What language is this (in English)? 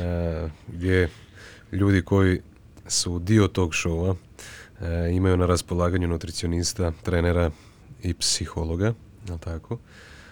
Croatian